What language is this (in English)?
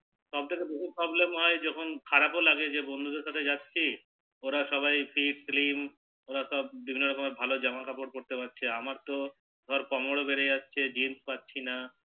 Bangla